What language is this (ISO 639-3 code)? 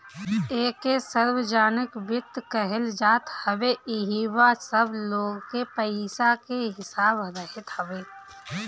bho